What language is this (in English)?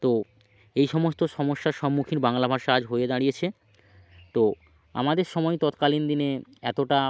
Bangla